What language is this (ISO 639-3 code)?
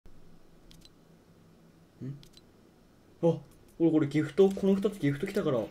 jpn